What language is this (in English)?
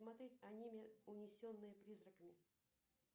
Russian